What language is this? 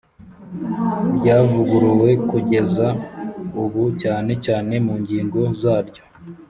Kinyarwanda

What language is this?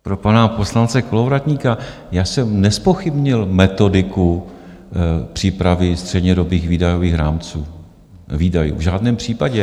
Czech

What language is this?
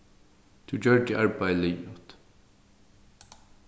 Faroese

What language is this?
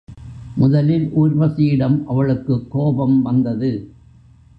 Tamil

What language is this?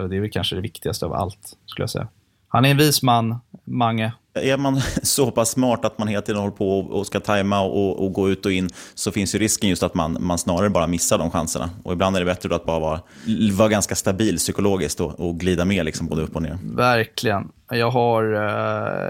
Swedish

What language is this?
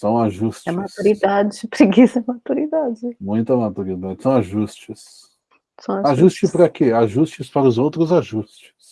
Portuguese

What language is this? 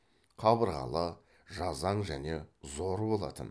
Kazakh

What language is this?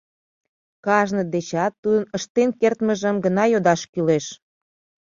Mari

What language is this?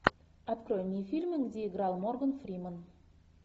Russian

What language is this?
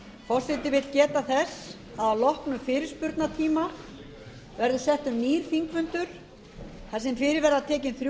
Icelandic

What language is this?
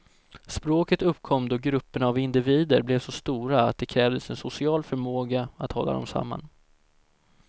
Swedish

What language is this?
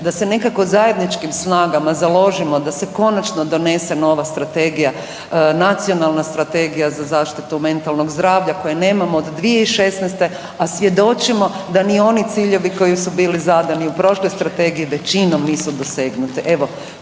Croatian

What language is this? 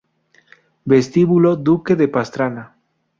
Spanish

